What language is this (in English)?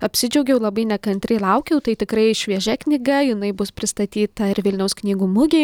Lithuanian